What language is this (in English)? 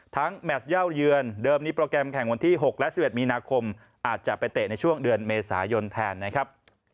Thai